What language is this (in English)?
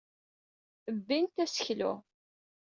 Kabyle